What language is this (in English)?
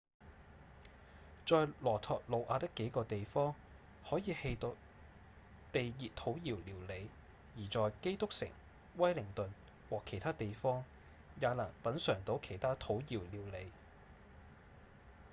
Cantonese